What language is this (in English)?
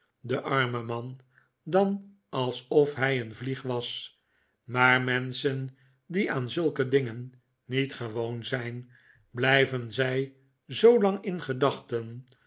Dutch